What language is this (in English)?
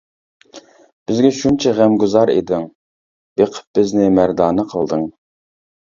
Uyghur